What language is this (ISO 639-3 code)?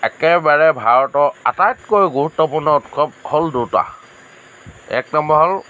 asm